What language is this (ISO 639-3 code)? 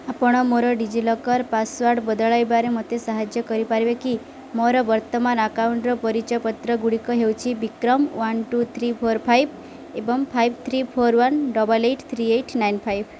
ori